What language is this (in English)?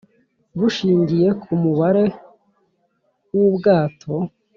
Kinyarwanda